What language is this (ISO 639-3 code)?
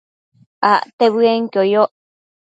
mcf